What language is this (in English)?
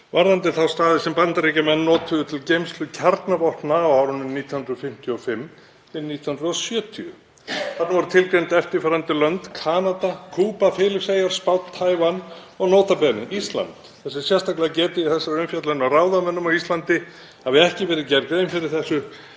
Icelandic